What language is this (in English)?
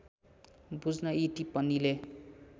Nepali